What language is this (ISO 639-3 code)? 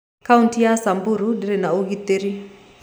kik